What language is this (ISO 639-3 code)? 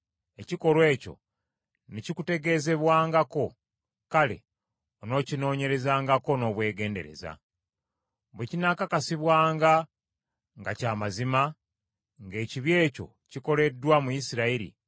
lug